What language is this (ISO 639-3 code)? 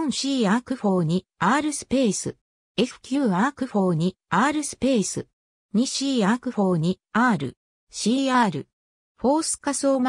jpn